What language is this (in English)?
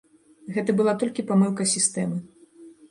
Belarusian